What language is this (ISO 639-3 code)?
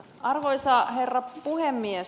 fin